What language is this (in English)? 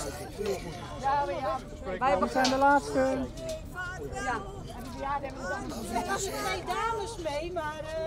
Dutch